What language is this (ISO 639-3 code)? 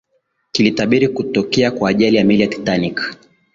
swa